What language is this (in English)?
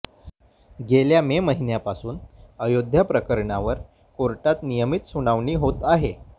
Marathi